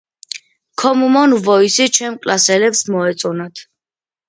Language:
Georgian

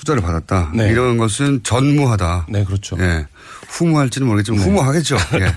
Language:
Korean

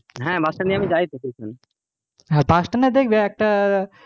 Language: Bangla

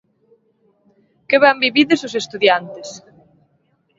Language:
Galician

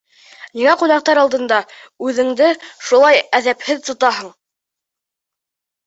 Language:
Bashkir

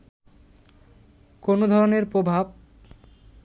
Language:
Bangla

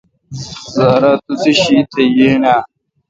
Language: Kalkoti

